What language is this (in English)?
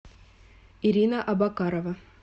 Russian